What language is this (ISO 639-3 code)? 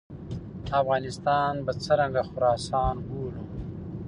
pus